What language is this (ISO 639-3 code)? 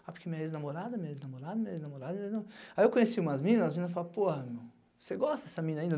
por